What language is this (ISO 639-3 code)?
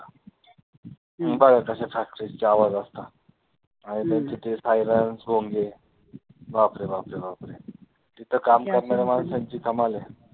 mar